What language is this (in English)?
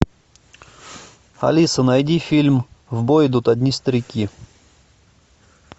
Russian